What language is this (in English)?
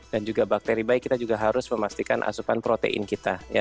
Indonesian